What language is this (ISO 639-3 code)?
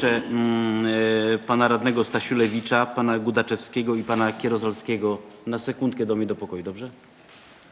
pol